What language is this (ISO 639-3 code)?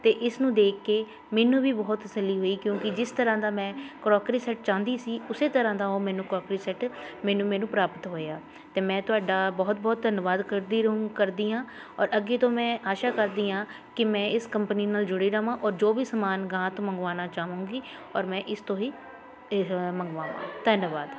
pan